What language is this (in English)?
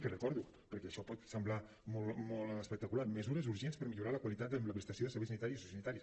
Catalan